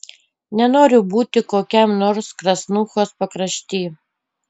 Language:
Lithuanian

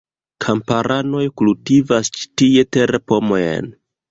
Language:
Esperanto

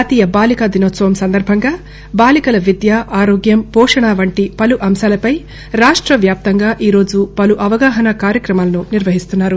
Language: Telugu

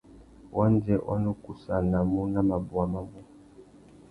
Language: Tuki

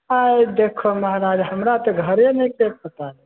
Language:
Maithili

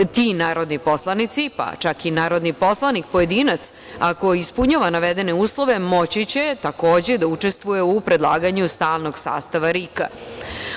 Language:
Serbian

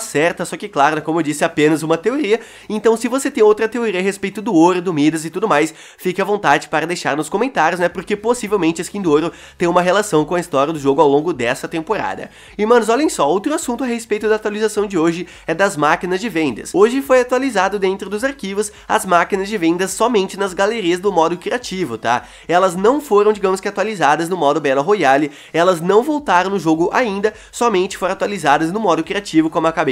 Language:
Portuguese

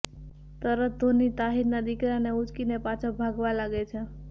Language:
Gujarati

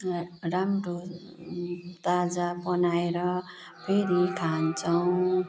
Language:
Nepali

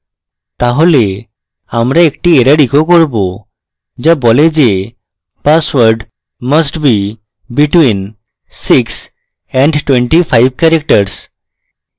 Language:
Bangla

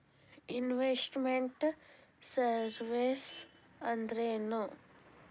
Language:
Kannada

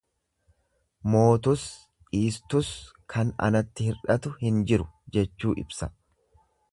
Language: Oromo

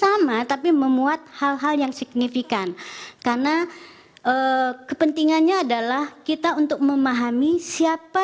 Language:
Indonesian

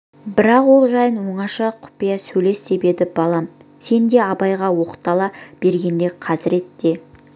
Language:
Kazakh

